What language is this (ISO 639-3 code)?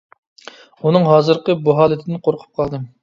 uig